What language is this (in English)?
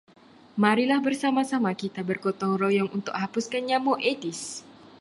Malay